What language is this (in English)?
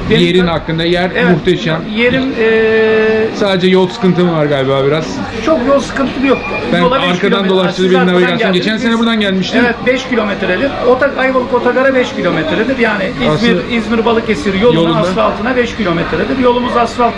Turkish